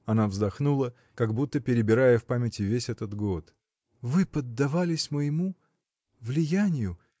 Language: Russian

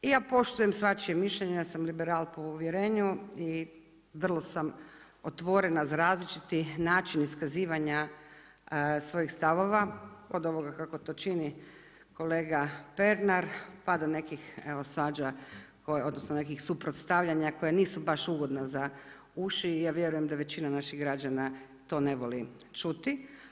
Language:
Croatian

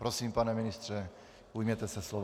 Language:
Czech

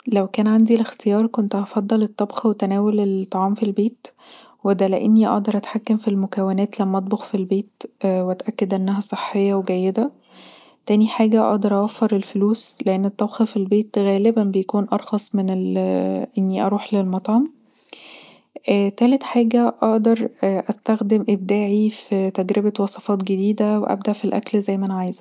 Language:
Egyptian Arabic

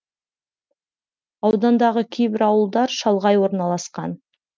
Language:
Kazakh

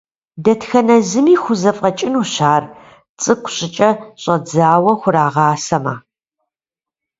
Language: Kabardian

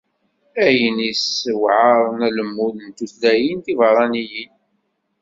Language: Kabyle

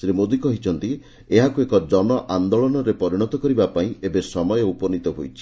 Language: Odia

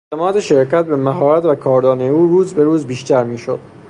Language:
Persian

